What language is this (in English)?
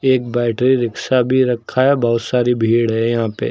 Hindi